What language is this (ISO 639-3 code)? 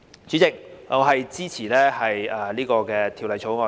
yue